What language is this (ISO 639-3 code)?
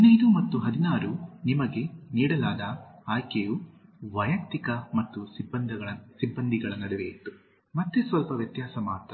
kan